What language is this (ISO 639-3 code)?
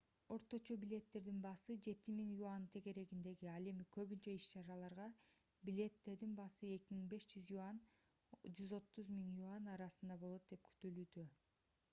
kir